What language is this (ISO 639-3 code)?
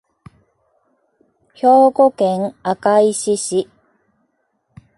jpn